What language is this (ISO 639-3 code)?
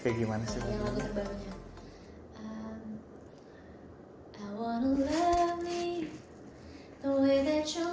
ind